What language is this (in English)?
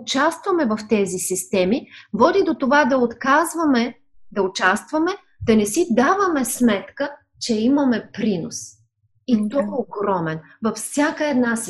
Bulgarian